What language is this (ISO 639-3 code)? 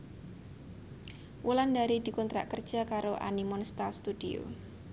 jav